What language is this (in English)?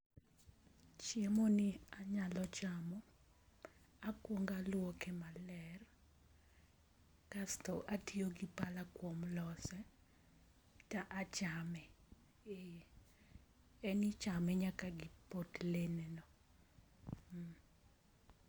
Luo (Kenya and Tanzania)